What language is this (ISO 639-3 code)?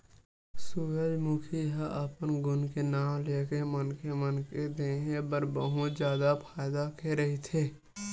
hne